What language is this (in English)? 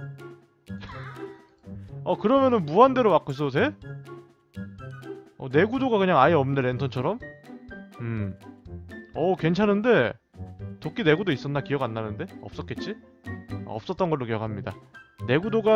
Korean